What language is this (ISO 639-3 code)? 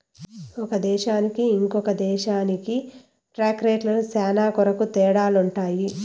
tel